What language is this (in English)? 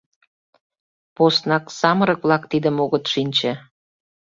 Mari